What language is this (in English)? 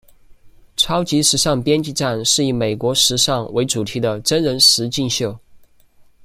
Chinese